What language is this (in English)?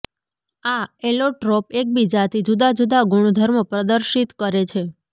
Gujarati